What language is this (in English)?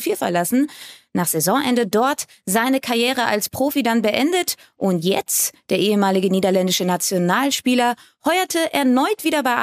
German